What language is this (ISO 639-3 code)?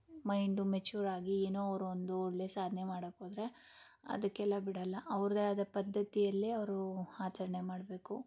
kan